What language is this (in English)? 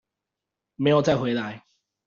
Chinese